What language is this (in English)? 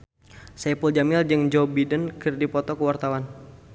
Sundanese